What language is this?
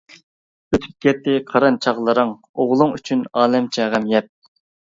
Uyghur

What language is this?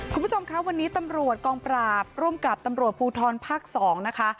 Thai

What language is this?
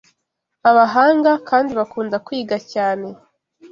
Kinyarwanda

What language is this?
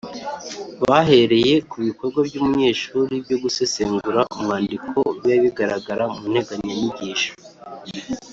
Kinyarwanda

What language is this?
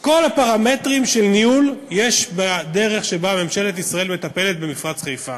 Hebrew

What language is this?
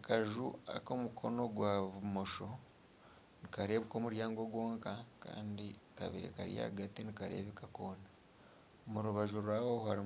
Nyankole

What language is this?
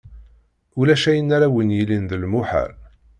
Kabyle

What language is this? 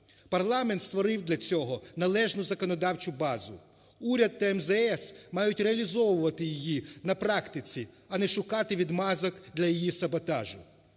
Ukrainian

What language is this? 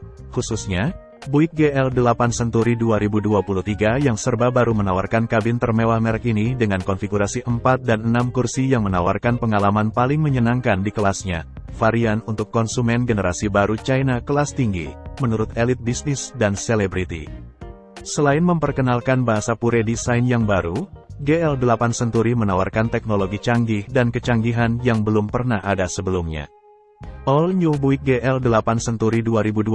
Indonesian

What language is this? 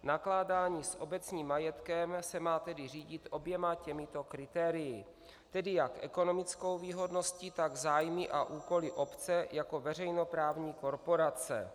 Czech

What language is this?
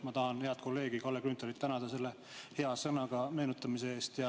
Estonian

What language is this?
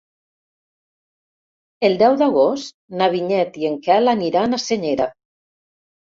Catalan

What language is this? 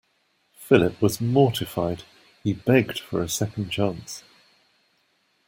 English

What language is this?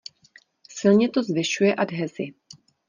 Czech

